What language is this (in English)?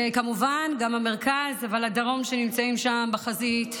Hebrew